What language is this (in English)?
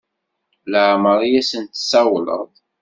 Kabyle